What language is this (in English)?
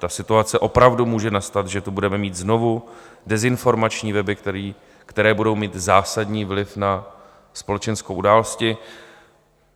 Czech